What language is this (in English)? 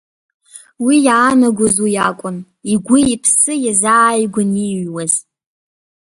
Abkhazian